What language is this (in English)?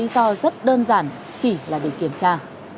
Vietnamese